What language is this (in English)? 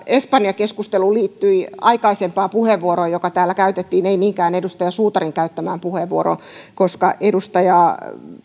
Finnish